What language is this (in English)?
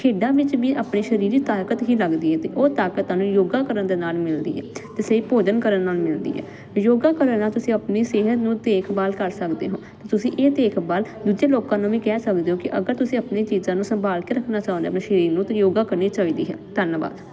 Punjabi